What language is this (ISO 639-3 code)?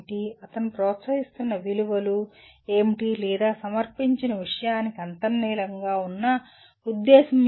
tel